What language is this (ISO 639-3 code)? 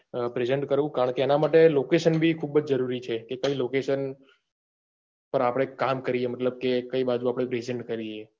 guj